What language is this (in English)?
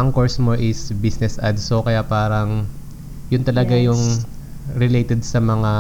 Filipino